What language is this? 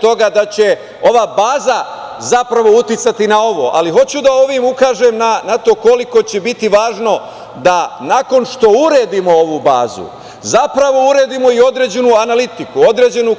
Serbian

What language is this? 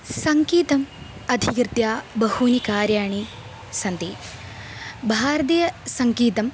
Sanskrit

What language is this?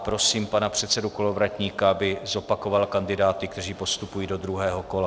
Czech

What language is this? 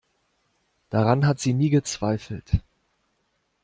German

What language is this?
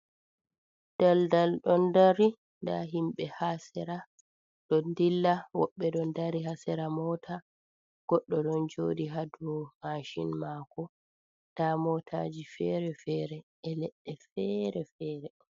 Fula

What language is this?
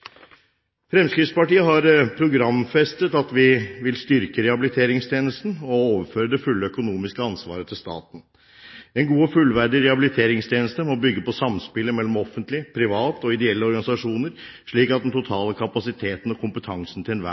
Norwegian Bokmål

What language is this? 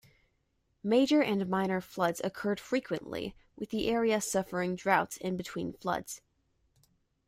English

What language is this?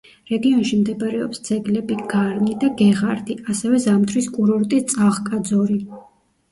Georgian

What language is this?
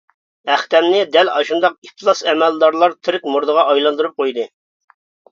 Uyghur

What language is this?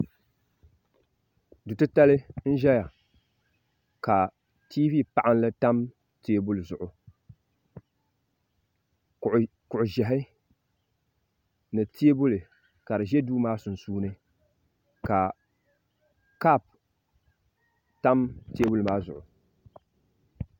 Dagbani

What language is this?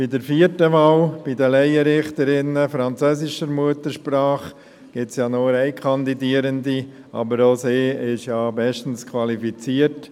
Swiss German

